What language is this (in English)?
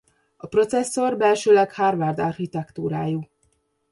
Hungarian